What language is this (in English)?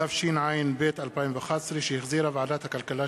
Hebrew